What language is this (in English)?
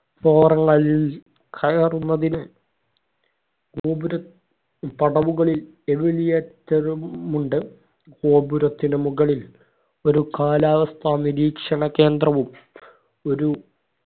Malayalam